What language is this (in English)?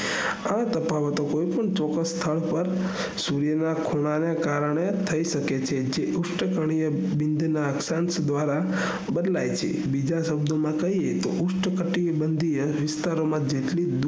Gujarati